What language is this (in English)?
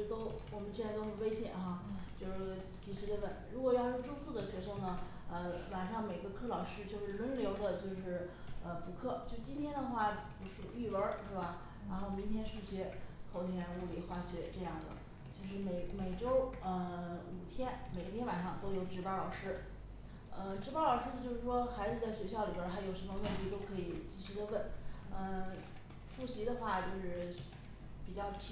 Chinese